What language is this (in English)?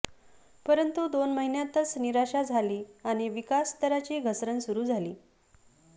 Marathi